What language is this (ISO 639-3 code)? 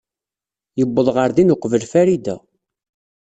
kab